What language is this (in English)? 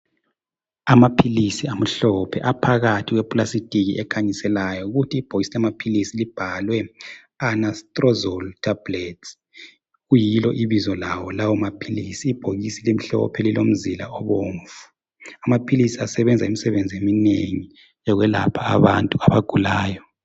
North Ndebele